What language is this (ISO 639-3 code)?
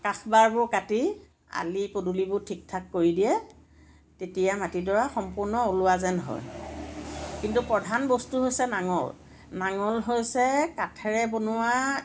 asm